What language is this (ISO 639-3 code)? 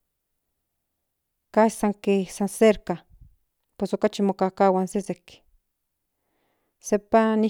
nhn